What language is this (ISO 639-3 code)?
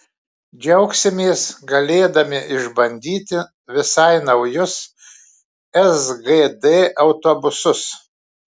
lit